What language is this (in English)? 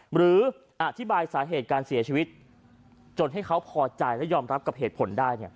Thai